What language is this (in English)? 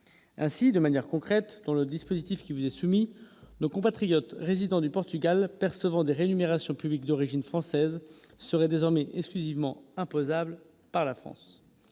French